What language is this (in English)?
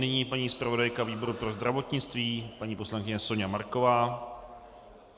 Czech